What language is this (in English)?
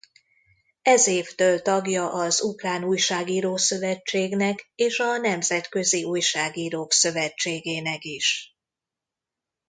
Hungarian